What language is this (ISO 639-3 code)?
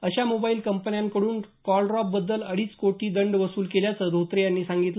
mar